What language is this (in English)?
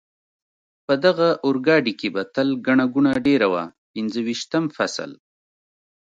Pashto